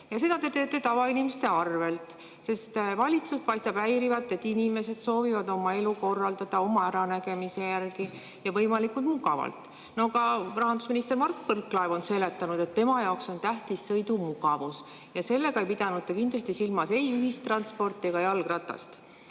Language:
Estonian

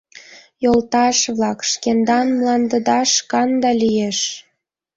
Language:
Mari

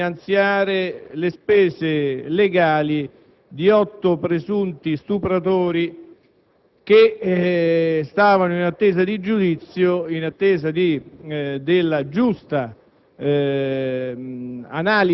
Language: Italian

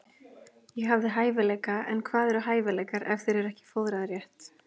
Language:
Icelandic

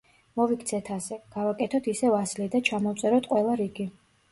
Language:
Georgian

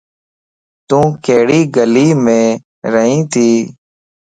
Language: Lasi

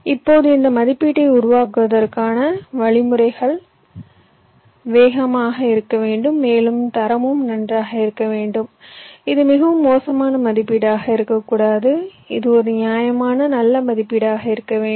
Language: Tamil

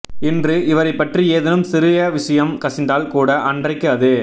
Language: Tamil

